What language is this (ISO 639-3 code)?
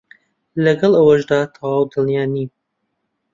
ckb